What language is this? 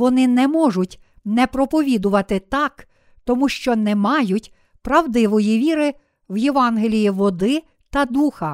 Ukrainian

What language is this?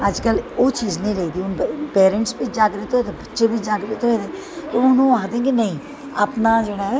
Dogri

